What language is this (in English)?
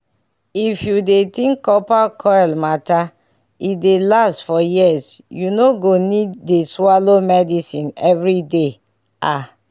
Nigerian Pidgin